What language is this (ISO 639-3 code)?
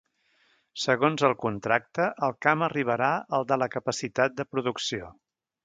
cat